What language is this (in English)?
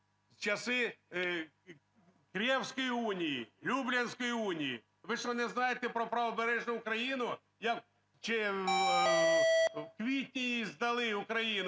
Ukrainian